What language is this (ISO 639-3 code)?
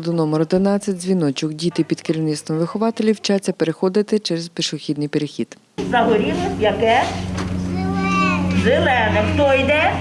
ukr